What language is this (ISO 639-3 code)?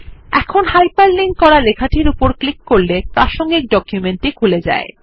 ben